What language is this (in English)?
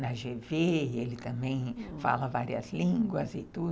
Portuguese